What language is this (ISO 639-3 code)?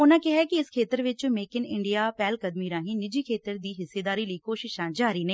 pan